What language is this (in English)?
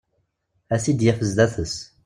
Kabyle